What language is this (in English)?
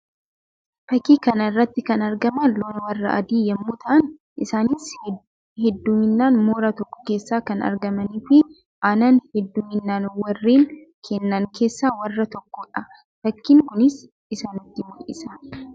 Oromo